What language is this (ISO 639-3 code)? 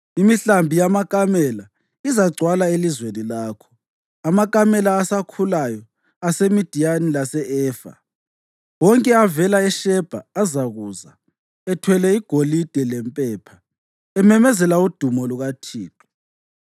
nde